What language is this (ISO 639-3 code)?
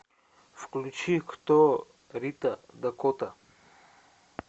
rus